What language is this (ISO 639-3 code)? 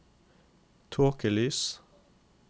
nor